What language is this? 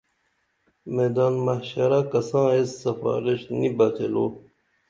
Dameli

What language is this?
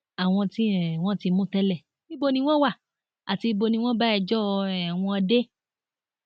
Yoruba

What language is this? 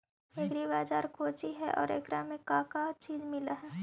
Magahi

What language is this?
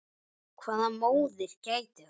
Icelandic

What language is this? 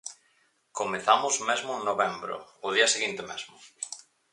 Galician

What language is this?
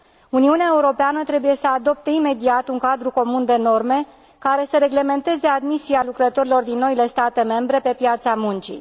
Romanian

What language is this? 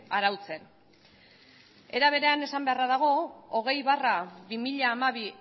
Basque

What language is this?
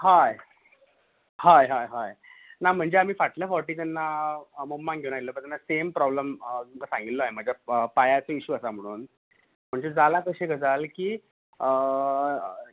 Konkani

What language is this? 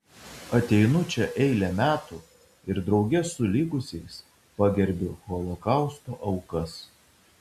Lithuanian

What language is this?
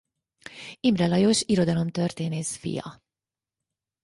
Hungarian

